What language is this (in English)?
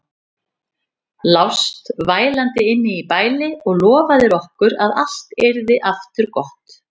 Icelandic